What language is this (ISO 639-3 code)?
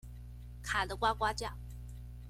zho